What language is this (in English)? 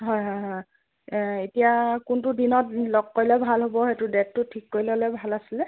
Assamese